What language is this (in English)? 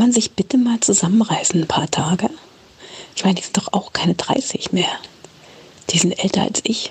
German